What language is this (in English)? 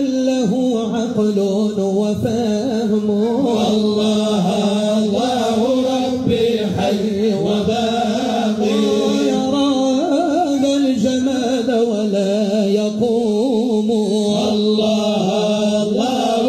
Arabic